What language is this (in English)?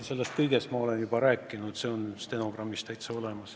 Estonian